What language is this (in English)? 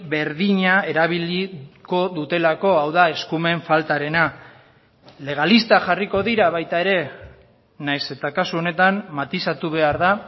Basque